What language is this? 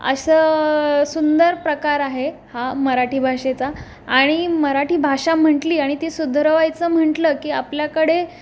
Marathi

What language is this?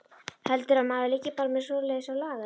Icelandic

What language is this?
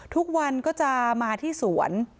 Thai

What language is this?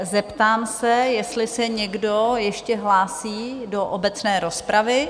Czech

